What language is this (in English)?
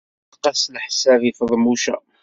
Kabyle